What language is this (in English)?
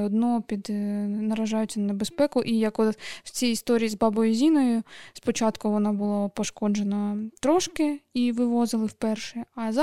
Ukrainian